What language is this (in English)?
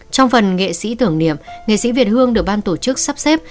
Vietnamese